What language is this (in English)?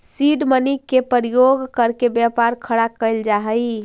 Magahi